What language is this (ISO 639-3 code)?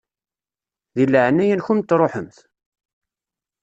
kab